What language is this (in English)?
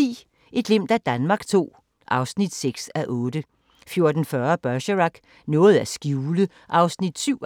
Danish